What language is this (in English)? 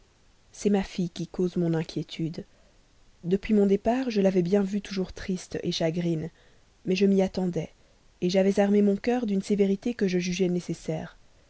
French